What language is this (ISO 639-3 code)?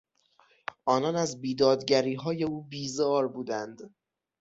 fas